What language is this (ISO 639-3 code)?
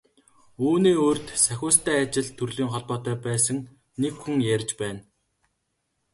mon